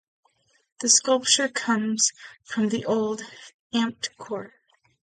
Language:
English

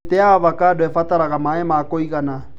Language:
Kikuyu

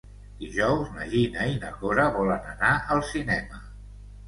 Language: Catalan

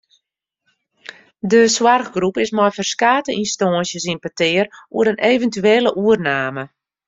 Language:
Western Frisian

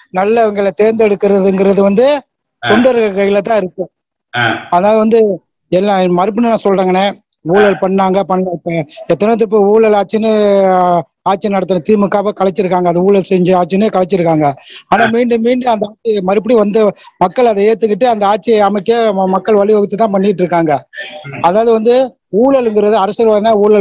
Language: Tamil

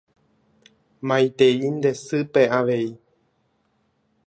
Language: Guarani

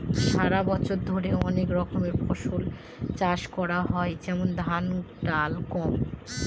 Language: Bangla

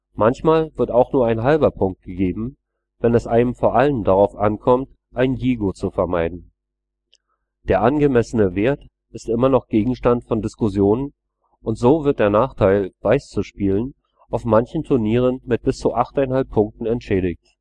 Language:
German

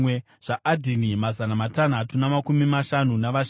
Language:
Shona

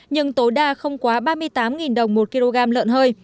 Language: Vietnamese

